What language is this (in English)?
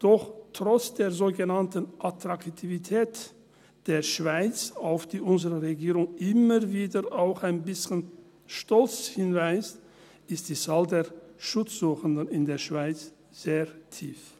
Swiss German